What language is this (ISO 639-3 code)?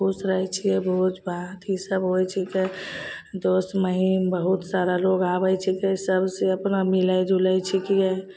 mai